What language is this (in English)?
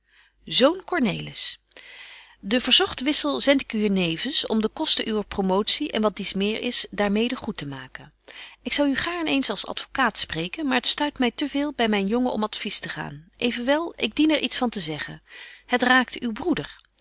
Dutch